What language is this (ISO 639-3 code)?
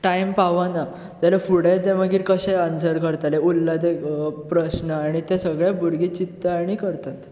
kok